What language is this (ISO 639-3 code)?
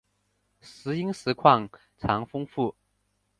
zho